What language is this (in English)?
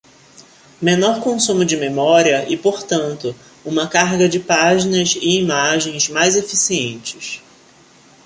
Portuguese